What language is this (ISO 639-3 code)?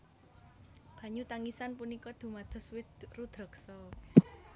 jav